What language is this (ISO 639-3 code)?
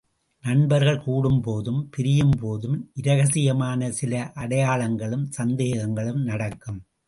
tam